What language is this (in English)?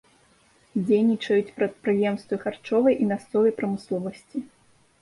Belarusian